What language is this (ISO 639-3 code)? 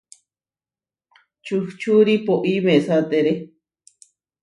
var